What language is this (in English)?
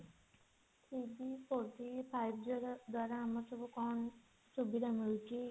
Odia